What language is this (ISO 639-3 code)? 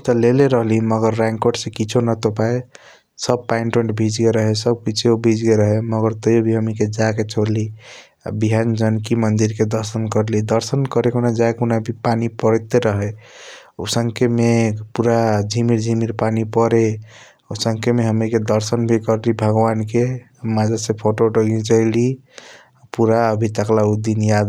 thq